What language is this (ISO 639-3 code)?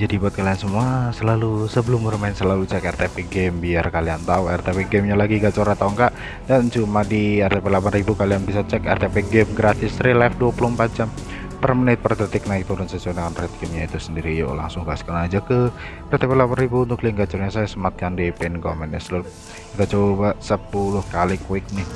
ind